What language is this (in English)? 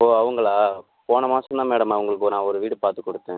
Tamil